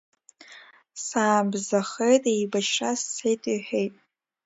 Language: Abkhazian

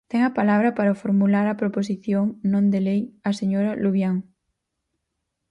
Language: Galician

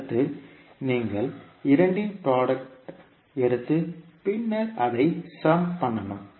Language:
Tamil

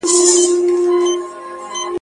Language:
Pashto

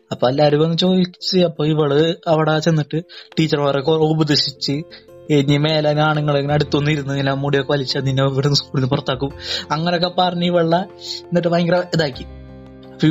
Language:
Malayalam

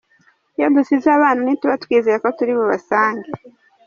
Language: Kinyarwanda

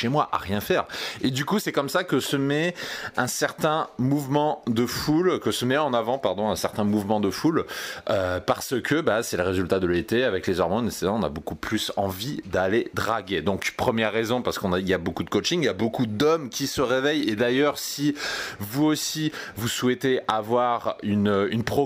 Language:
French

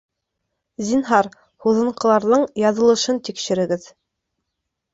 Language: Bashkir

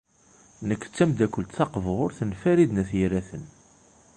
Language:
Kabyle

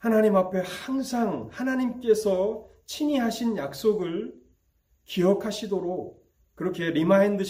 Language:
Korean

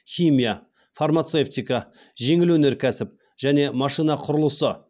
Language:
Kazakh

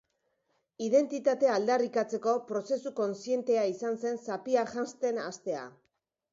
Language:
Basque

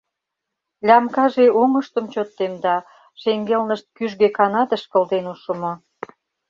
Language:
Mari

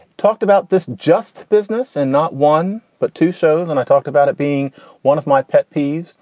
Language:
English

